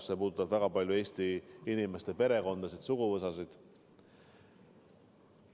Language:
Estonian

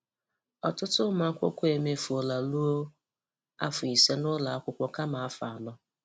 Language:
Igbo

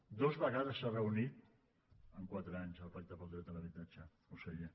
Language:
Catalan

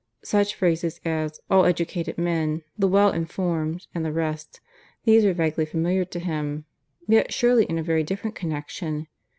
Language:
English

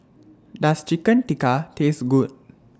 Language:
English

